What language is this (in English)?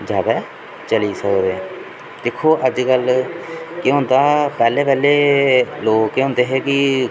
Dogri